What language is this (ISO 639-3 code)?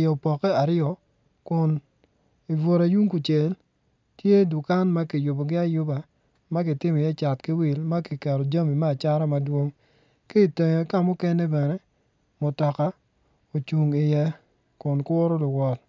ach